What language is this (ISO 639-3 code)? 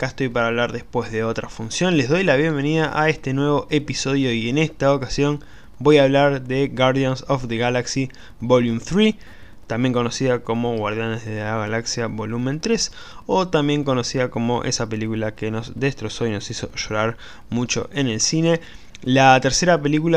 spa